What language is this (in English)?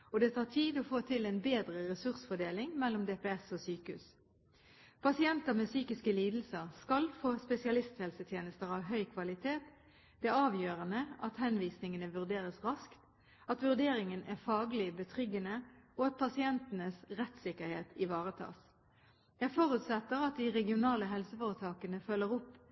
Norwegian Bokmål